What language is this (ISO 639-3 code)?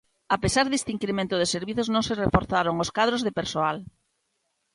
glg